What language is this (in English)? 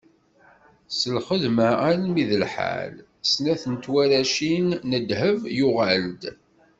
Kabyle